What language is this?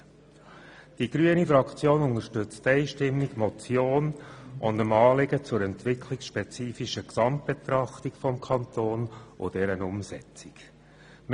Swiss German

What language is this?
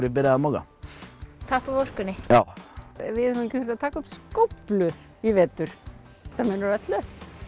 Icelandic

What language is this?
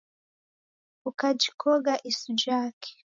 Taita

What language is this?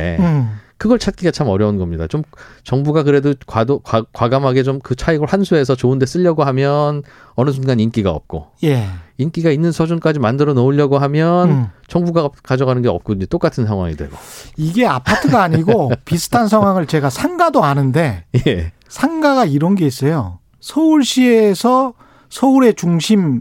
Korean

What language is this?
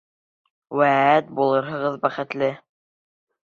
Bashkir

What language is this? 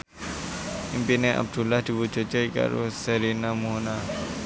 Javanese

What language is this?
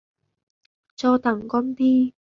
Vietnamese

